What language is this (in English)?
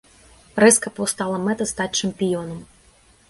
Belarusian